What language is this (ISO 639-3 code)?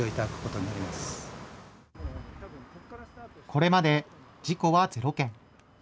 jpn